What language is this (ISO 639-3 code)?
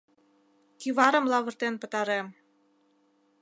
chm